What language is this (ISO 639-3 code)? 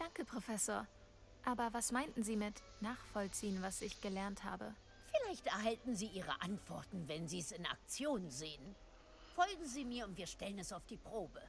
deu